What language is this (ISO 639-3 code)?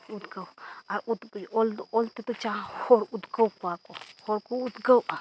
sat